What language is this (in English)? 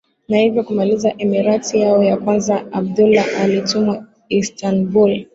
Swahili